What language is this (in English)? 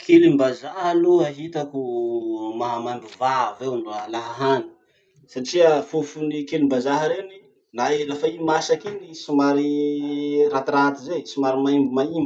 Masikoro Malagasy